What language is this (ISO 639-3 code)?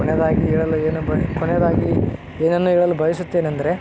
kan